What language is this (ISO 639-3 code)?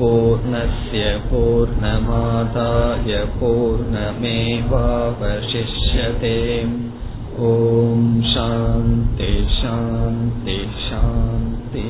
tam